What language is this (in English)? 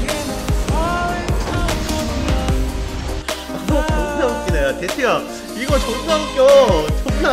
Korean